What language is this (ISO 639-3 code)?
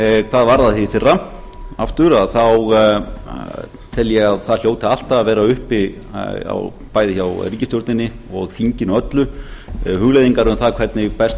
isl